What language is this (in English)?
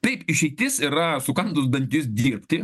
Lithuanian